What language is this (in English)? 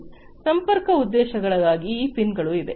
Kannada